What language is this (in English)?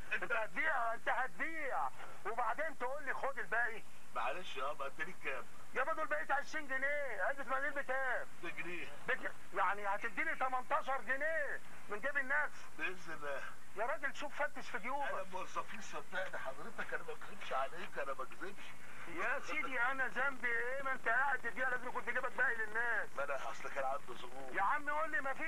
Arabic